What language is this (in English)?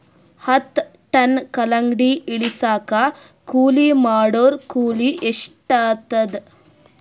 Kannada